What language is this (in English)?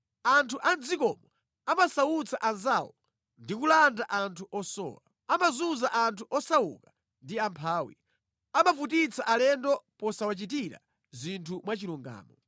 Nyanja